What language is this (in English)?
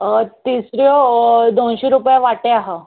Konkani